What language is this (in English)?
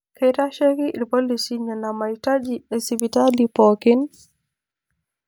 Masai